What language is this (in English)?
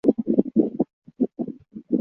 Chinese